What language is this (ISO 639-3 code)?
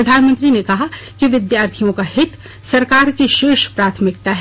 hin